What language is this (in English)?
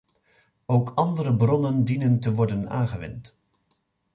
Dutch